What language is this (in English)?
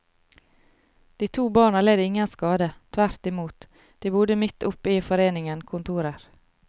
Norwegian